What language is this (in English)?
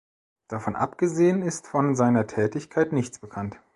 German